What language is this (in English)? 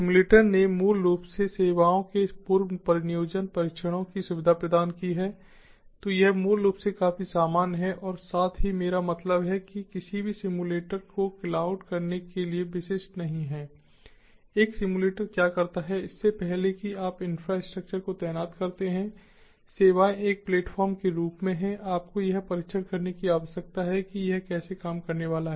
Hindi